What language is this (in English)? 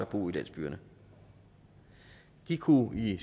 Danish